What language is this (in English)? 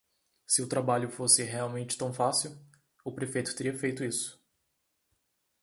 Portuguese